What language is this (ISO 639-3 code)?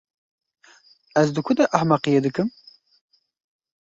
kur